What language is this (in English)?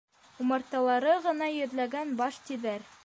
Bashkir